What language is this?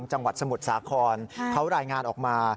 Thai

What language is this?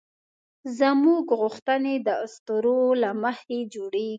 Pashto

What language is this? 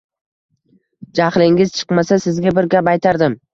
Uzbek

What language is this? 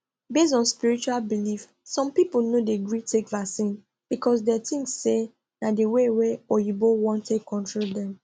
Nigerian Pidgin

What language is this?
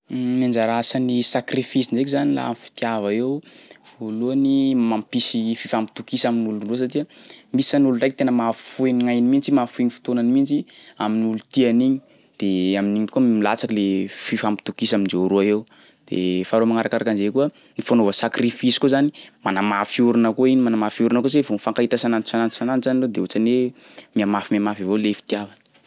Sakalava Malagasy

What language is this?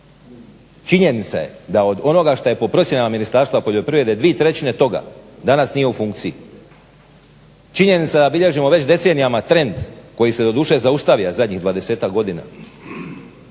Croatian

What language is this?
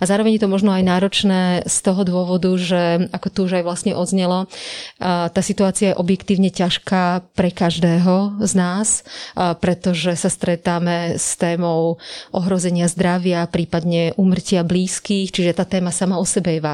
Slovak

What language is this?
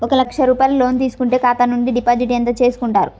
Telugu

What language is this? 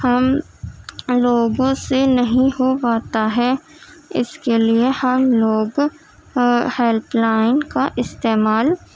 Urdu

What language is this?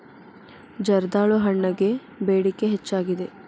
Kannada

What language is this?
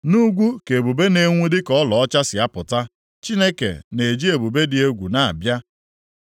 Igbo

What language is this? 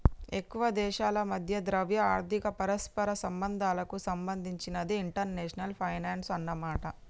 Telugu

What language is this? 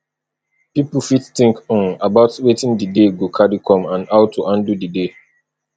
Nigerian Pidgin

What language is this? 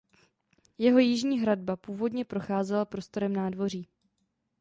Czech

